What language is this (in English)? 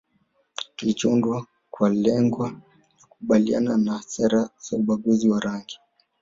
Swahili